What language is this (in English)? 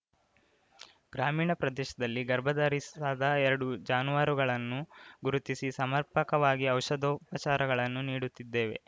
Kannada